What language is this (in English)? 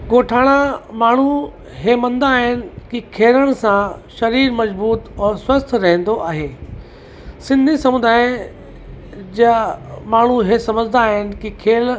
Sindhi